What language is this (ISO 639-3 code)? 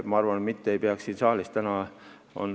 est